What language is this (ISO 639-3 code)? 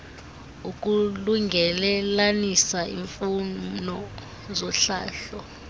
xho